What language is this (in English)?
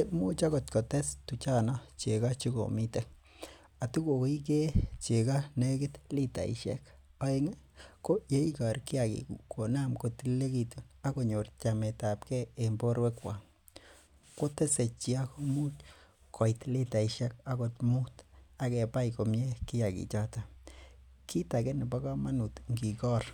Kalenjin